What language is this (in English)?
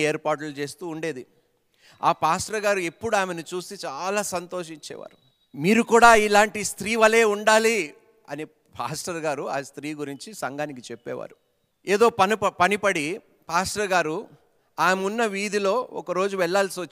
Telugu